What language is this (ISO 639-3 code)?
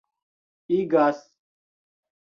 epo